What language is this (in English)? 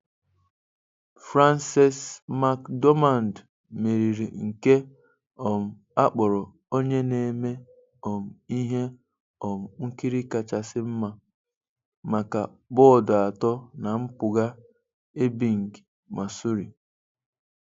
Igbo